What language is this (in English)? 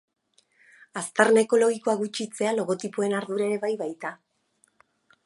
Basque